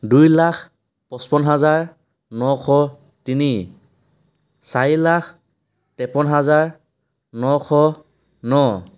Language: Assamese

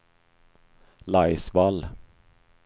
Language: Swedish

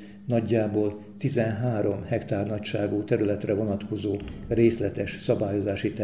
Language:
Hungarian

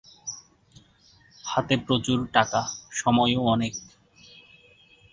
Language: Bangla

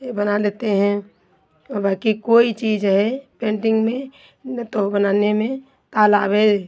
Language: Hindi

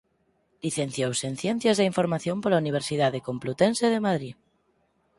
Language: Galician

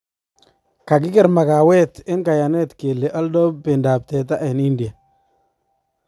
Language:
Kalenjin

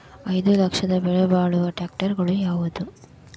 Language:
Kannada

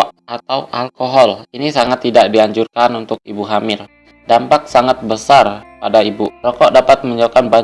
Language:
Indonesian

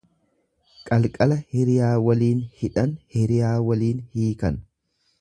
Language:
Oromo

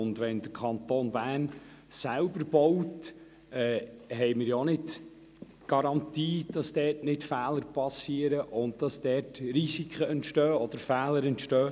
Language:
Swiss German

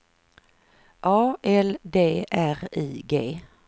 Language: Swedish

